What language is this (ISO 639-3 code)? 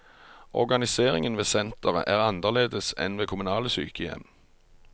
nor